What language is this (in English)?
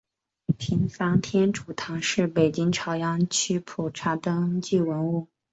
Chinese